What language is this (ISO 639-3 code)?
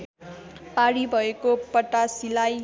nep